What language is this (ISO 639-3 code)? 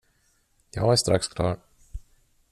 swe